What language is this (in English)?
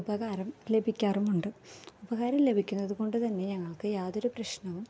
Malayalam